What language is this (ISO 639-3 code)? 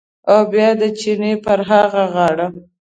pus